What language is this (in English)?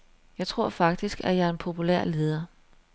Danish